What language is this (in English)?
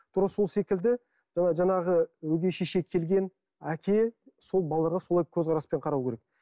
Kazakh